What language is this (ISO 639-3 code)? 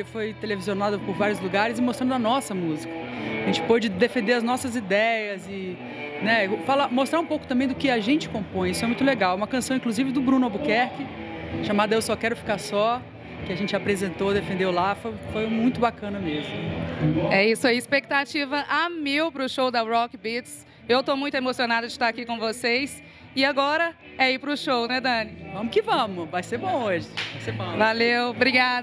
por